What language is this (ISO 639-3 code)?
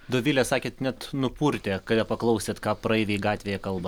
lit